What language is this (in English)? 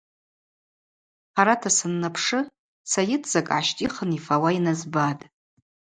Abaza